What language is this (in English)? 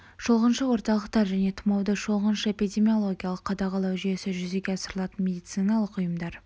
Kazakh